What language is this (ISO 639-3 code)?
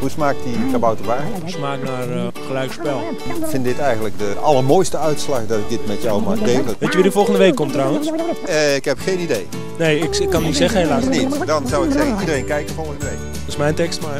nld